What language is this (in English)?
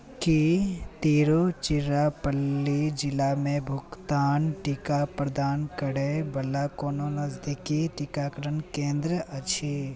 Maithili